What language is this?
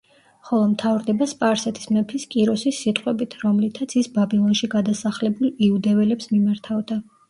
Georgian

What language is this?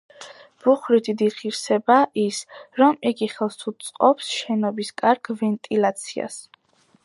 Georgian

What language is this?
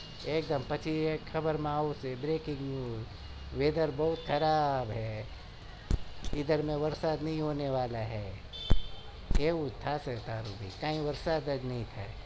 Gujarati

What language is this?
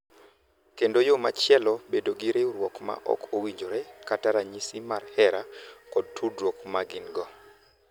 Luo (Kenya and Tanzania)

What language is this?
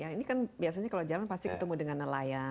Indonesian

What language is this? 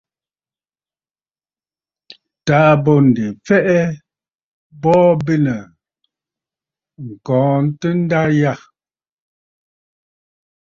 Bafut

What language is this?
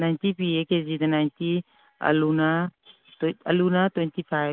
Manipuri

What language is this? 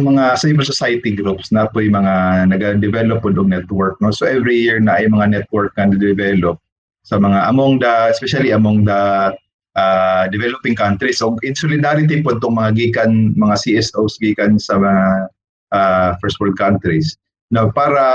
Filipino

